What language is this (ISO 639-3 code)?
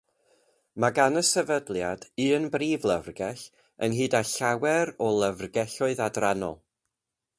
cym